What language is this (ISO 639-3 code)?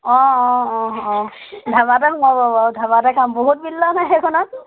asm